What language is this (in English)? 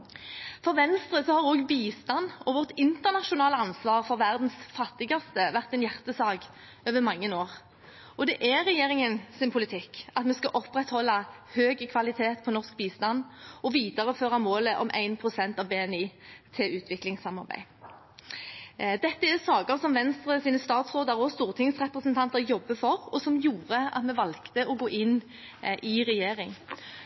Norwegian Bokmål